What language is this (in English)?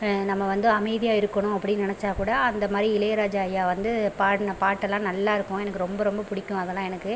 Tamil